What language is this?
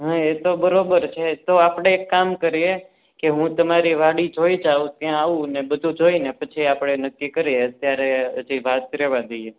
Gujarati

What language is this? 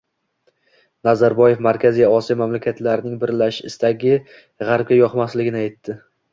Uzbek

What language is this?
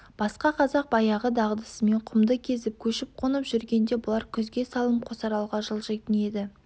Kazakh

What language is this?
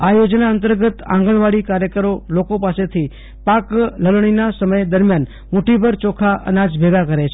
Gujarati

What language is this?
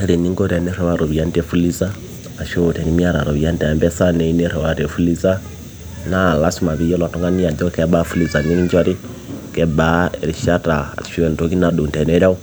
Masai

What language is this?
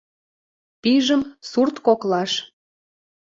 Mari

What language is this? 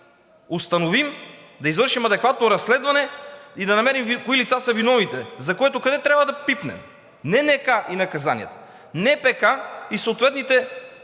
Bulgarian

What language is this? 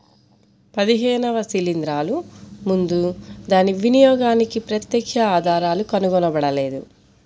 Telugu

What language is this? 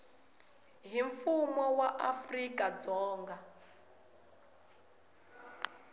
Tsonga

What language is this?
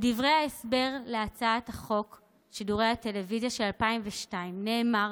Hebrew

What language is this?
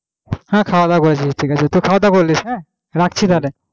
Bangla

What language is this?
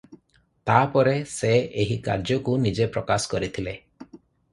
Odia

